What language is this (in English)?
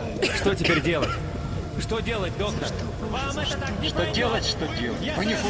Russian